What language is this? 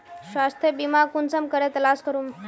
Magahi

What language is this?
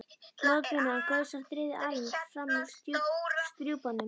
Icelandic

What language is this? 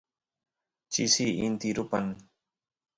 Santiago del Estero Quichua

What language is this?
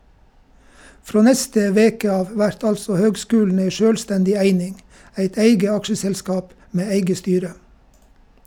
Norwegian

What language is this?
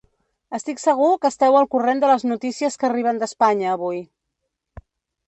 Catalan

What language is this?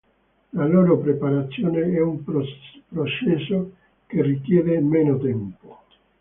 Italian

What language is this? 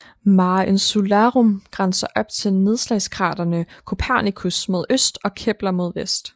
Danish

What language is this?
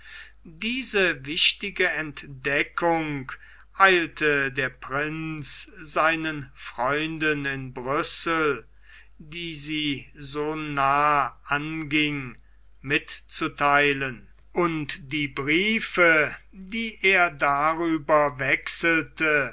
German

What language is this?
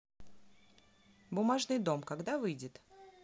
Russian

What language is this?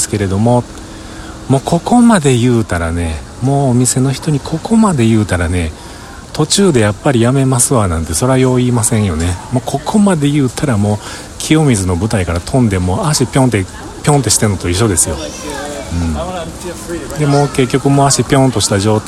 Japanese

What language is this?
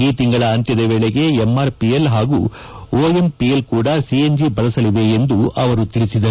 Kannada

